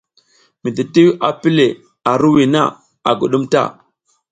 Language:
South Giziga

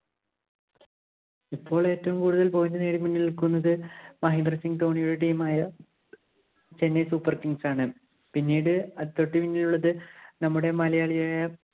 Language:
Malayalam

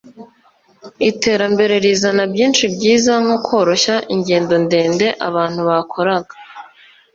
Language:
Kinyarwanda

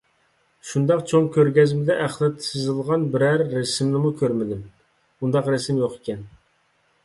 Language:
Uyghur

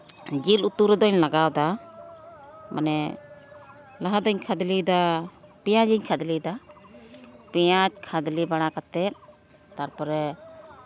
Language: Santali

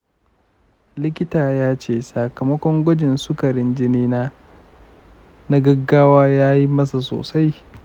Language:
Hausa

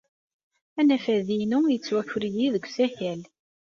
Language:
Kabyle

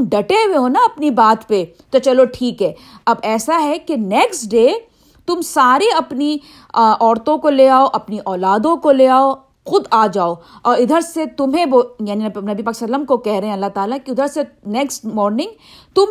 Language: Urdu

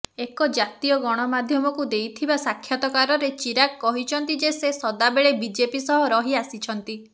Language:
Odia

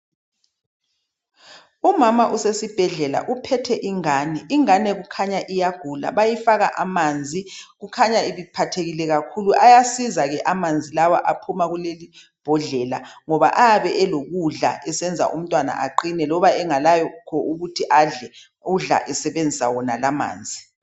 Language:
North Ndebele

